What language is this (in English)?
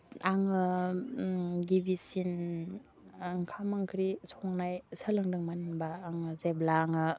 Bodo